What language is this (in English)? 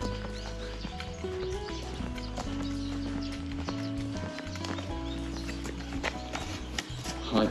Japanese